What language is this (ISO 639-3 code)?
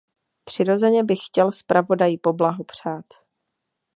ces